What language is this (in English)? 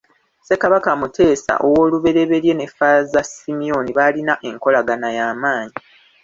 Ganda